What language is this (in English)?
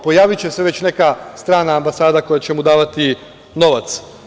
Serbian